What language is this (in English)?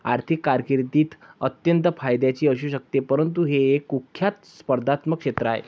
Marathi